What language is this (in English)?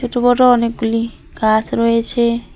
Bangla